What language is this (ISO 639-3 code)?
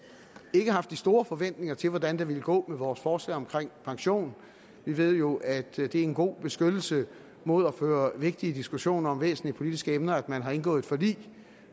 dan